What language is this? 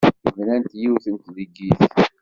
Kabyle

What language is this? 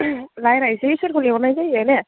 Bodo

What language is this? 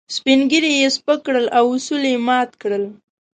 Pashto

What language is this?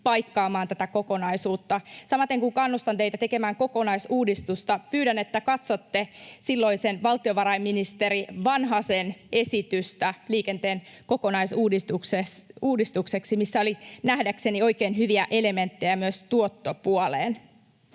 Finnish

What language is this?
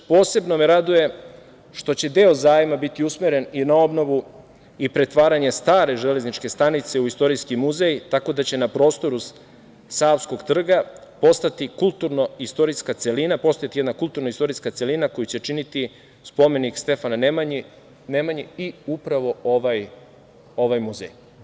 Serbian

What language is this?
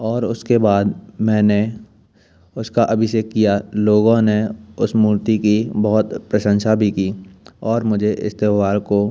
Hindi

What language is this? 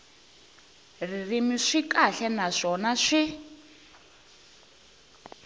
Tsonga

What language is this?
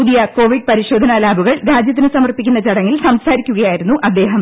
Malayalam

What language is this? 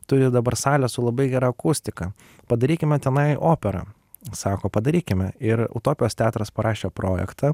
Lithuanian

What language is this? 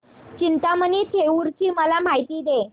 Marathi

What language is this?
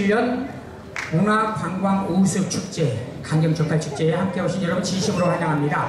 Korean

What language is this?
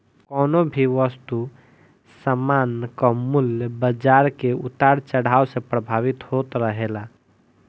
Bhojpuri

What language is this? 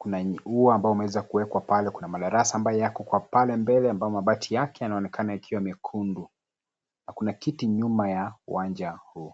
Swahili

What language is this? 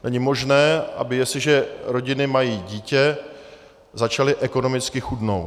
Czech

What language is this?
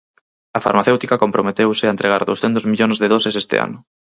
Galician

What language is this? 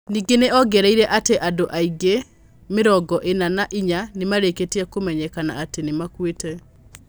Kikuyu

